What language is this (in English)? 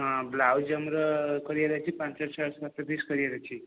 Odia